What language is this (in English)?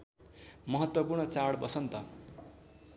Nepali